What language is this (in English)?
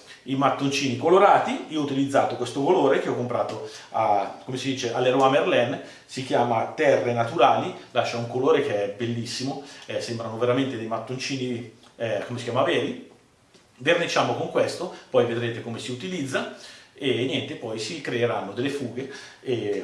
Italian